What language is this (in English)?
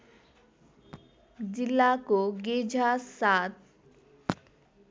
Nepali